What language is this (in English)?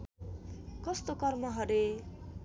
Nepali